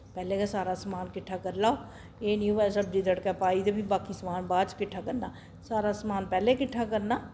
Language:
Dogri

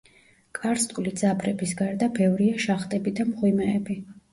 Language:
Georgian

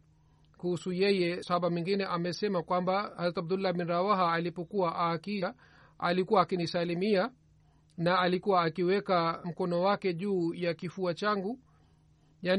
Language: Swahili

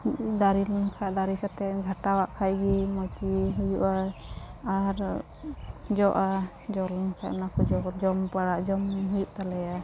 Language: Santali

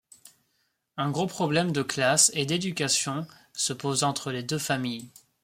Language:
French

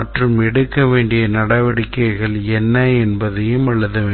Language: Tamil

